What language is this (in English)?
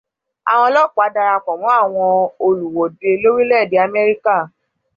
Yoruba